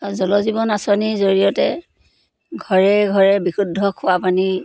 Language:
Assamese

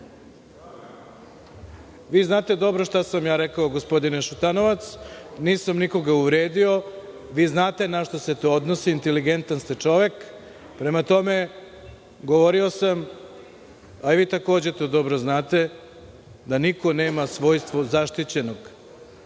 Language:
Serbian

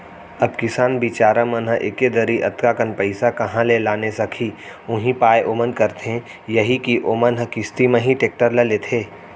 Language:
Chhattisgarhi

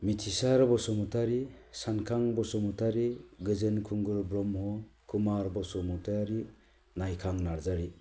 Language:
Bodo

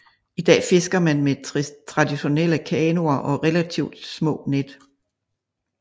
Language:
Danish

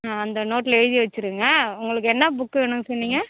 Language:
Tamil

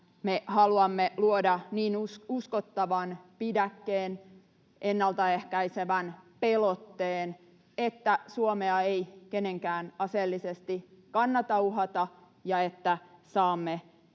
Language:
Finnish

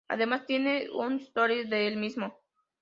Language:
Spanish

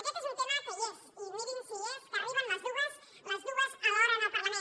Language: Catalan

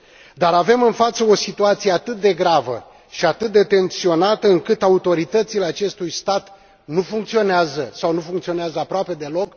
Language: Romanian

